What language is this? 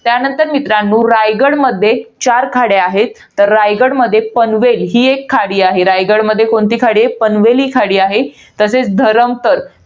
Marathi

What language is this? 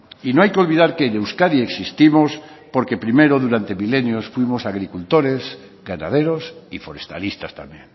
Spanish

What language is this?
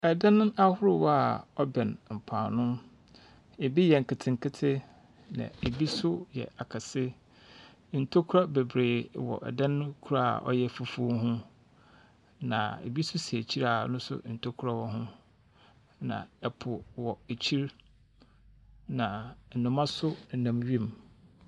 Akan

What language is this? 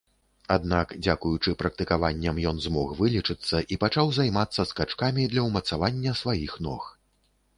Belarusian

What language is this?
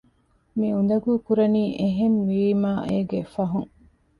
Divehi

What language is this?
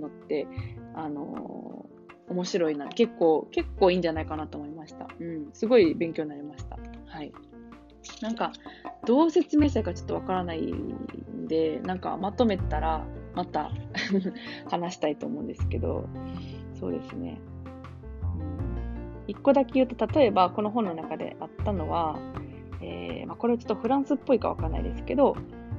Japanese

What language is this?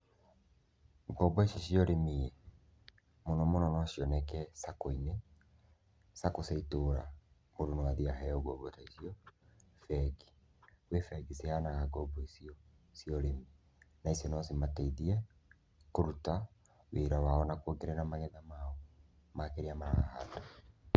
Kikuyu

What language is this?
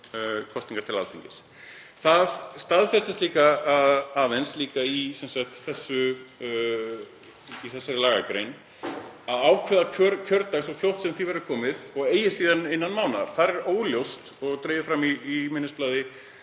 Icelandic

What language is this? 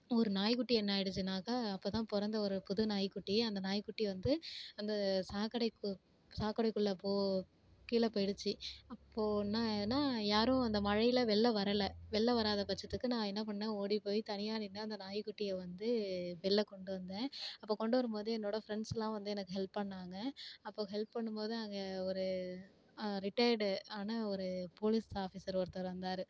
Tamil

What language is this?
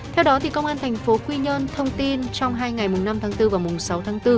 Vietnamese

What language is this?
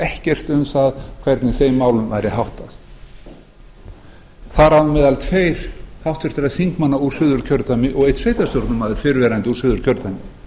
Icelandic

